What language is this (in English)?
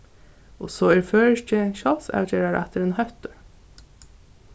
Faroese